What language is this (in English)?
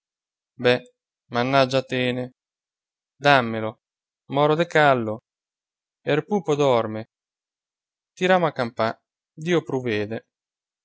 Italian